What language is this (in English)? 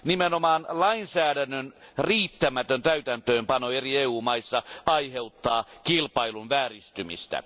Finnish